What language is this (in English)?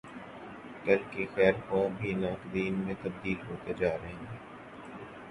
Urdu